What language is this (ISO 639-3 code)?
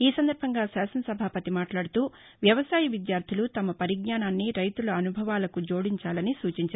tel